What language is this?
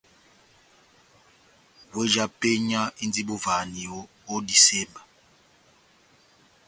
Batanga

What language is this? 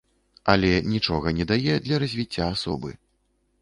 Belarusian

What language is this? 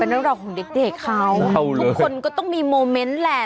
Thai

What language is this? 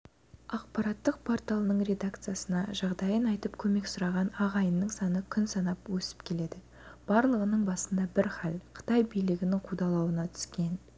Kazakh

